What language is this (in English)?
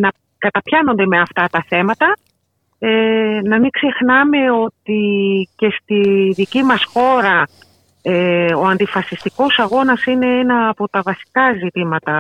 Greek